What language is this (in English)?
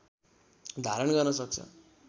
Nepali